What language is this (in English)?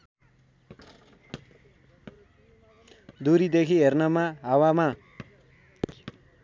Nepali